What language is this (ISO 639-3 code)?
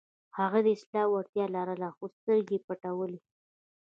pus